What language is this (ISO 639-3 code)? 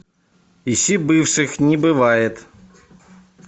rus